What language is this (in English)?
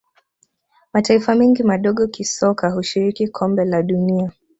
Swahili